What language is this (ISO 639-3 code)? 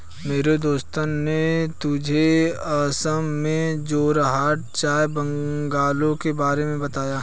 hin